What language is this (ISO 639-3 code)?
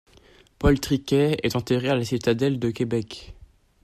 fra